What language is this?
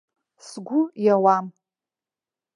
Abkhazian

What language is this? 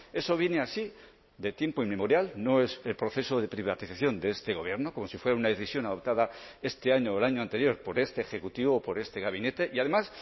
Spanish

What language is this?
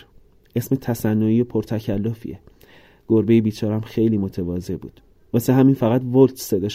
Persian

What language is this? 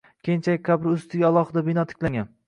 Uzbek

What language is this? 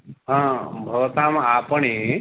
Sanskrit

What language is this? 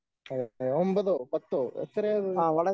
Malayalam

